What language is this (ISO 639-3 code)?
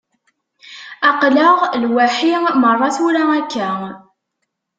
kab